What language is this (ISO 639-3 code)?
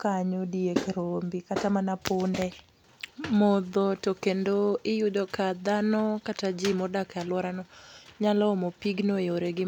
luo